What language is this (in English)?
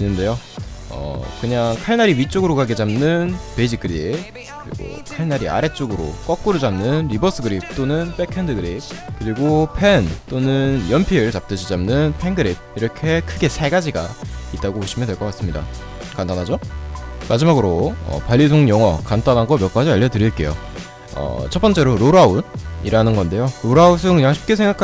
Korean